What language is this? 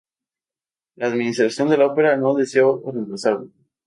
Spanish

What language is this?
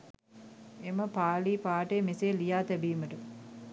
Sinhala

